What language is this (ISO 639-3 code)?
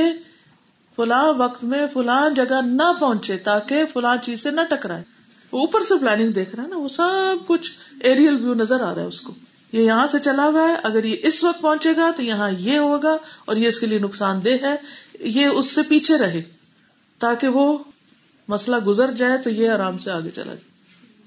urd